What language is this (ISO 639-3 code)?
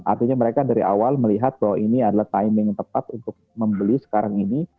ind